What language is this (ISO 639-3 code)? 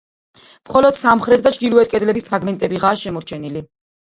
kat